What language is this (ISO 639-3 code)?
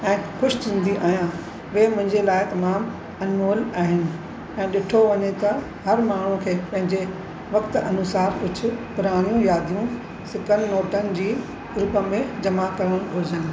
snd